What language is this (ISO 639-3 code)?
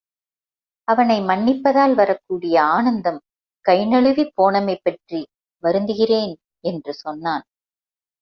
tam